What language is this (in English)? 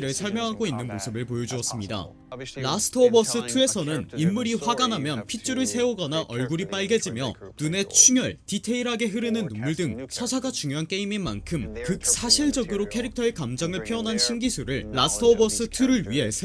Korean